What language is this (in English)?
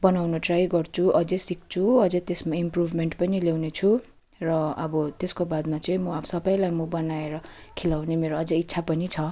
Nepali